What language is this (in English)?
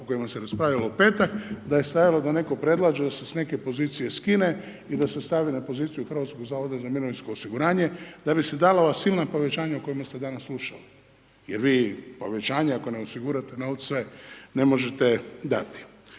Croatian